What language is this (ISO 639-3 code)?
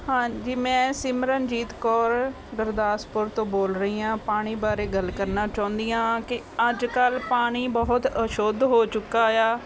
pan